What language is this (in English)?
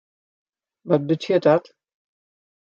Western Frisian